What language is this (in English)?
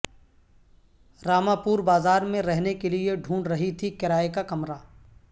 Urdu